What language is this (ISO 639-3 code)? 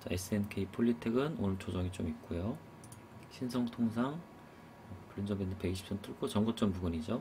kor